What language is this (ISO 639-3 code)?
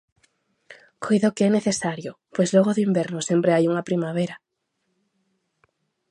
glg